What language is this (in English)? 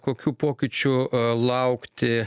Lithuanian